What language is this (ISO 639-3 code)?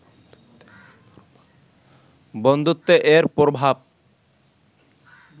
ben